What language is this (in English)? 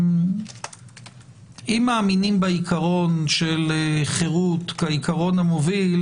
Hebrew